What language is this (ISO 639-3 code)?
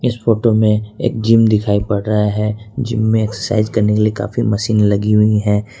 hin